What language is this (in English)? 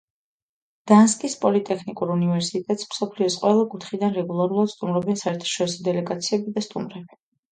Georgian